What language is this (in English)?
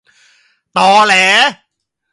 Thai